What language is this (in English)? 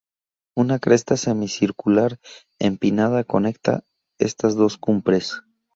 Spanish